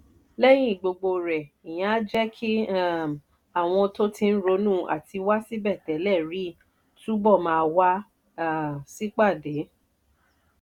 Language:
Yoruba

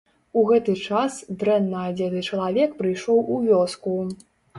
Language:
Belarusian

